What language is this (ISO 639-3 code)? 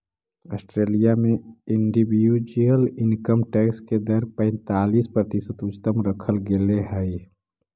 mag